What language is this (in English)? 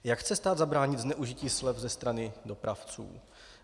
Czech